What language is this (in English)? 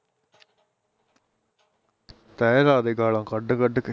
Punjabi